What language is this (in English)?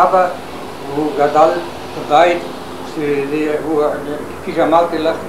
Hebrew